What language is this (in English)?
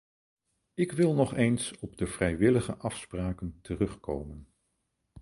Dutch